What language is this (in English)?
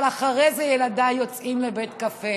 Hebrew